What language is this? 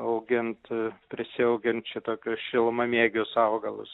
Lithuanian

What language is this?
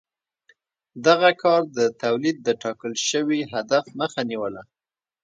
Pashto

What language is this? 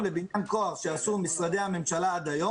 Hebrew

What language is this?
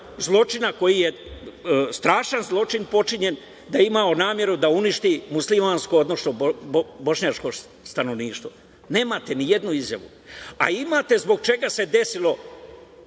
Serbian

